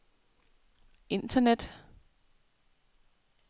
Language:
Danish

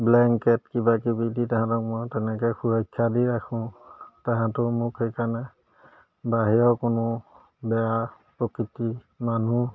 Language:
Assamese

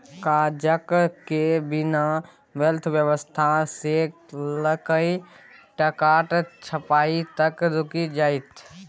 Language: Maithili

